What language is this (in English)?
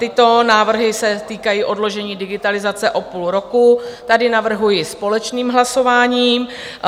Czech